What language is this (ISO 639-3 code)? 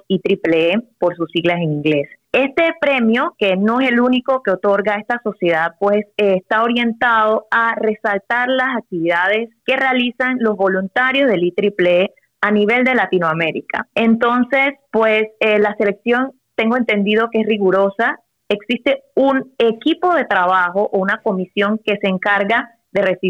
spa